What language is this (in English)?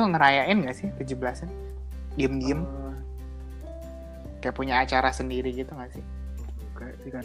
Indonesian